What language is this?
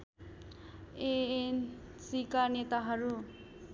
Nepali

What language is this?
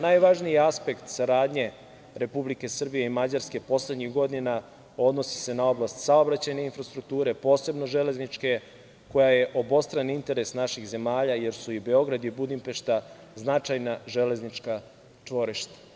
Serbian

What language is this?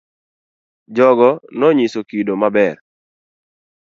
Luo (Kenya and Tanzania)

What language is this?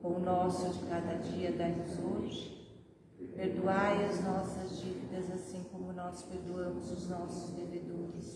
Portuguese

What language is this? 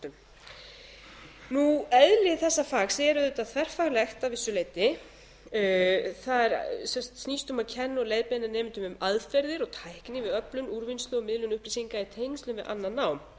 Icelandic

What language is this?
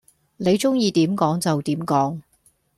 Cantonese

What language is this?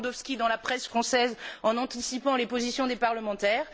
French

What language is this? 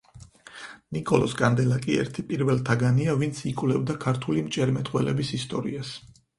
Georgian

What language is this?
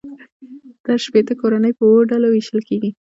Pashto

